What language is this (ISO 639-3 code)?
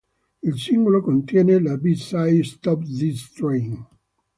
ita